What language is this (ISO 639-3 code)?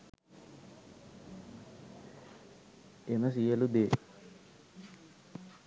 sin